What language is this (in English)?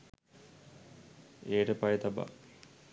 Sinhala